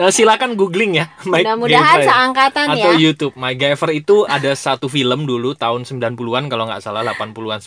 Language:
Indonesian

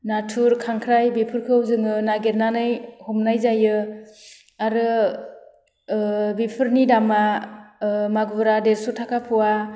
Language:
Bodo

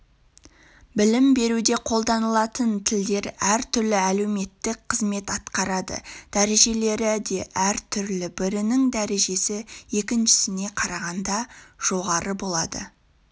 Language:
Kazakh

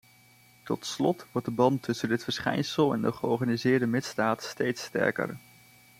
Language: Dutch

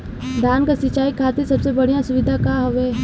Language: Bhojpuri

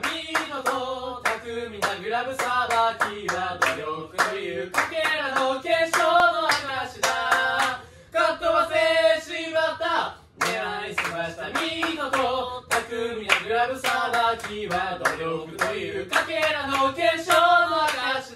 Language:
Japanese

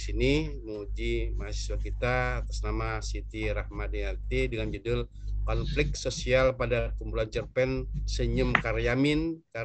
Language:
Indonesian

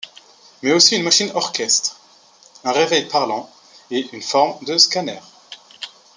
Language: French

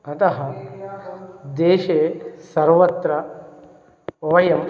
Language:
Sanskrit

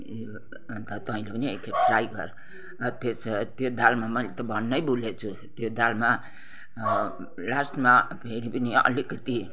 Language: Nepali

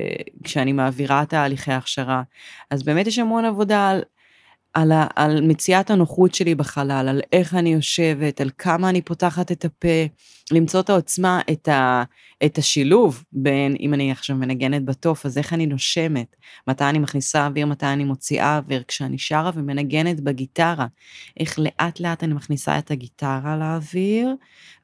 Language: Hebrew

